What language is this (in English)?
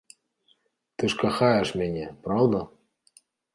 Belarusian